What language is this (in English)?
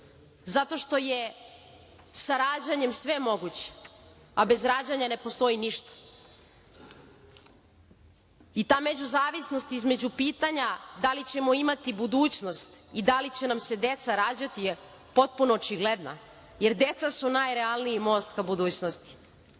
Serbian